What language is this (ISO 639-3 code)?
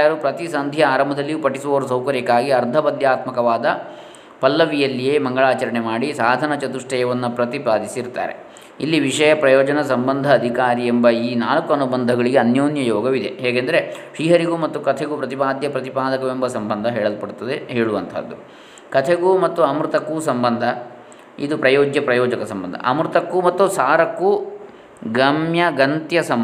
kan